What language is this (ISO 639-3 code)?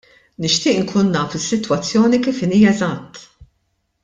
mlt